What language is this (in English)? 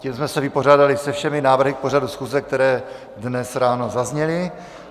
Czech